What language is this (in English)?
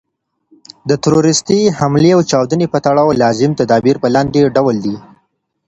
Pashto